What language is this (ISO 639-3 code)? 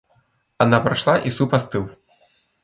rus